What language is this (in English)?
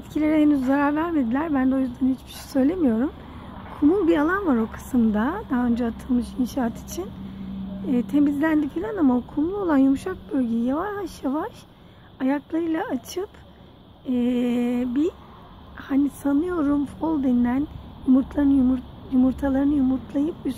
Turkish